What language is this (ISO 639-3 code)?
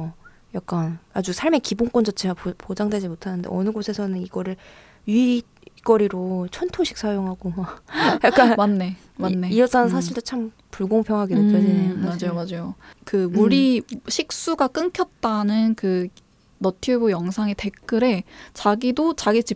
kor